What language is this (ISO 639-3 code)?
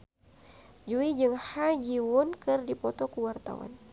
sun